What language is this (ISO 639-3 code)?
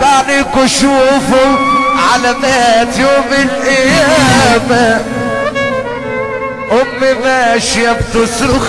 ara